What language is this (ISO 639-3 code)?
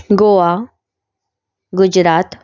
kok